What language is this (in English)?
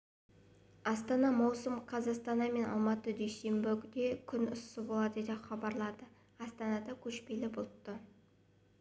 Kazakh